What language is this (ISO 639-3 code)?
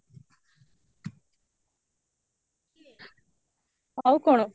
ori